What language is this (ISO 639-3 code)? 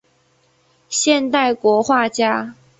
zho